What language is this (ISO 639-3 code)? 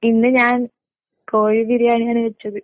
mal